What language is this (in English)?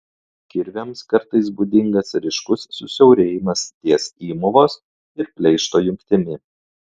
Lithuanian